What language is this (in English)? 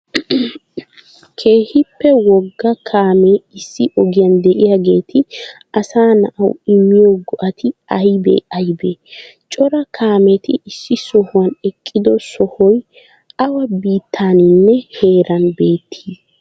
Wolaytta